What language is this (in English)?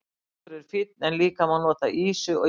Icelandic